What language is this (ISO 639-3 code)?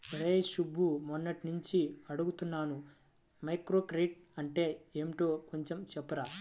tel